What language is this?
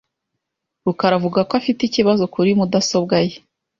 Kinyarwanda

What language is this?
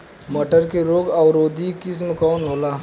Bhojpuri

